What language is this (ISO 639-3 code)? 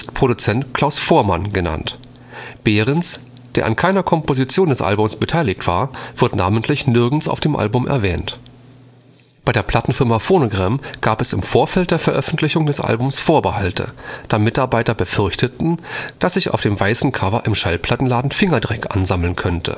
deu